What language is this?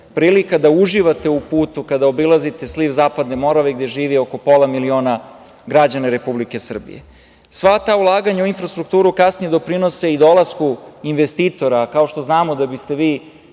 Serbian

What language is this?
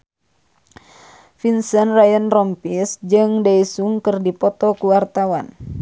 Sundanese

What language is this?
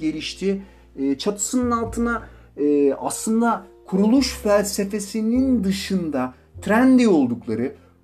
Turkish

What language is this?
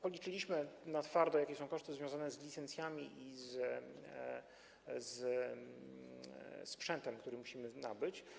Polish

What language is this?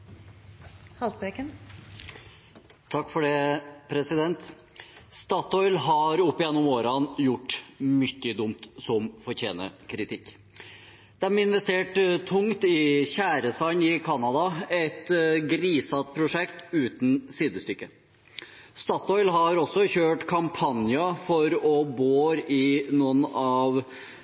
Norwegian Bokmål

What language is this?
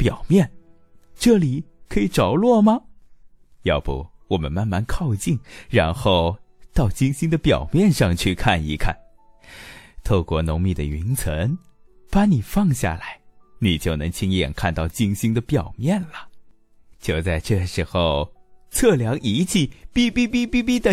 Chinese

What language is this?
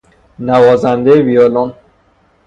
Persian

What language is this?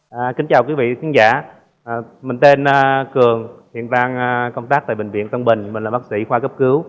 Vietnamese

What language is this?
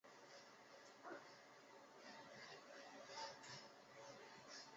Chinese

